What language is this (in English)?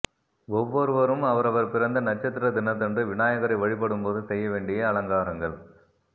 Tamil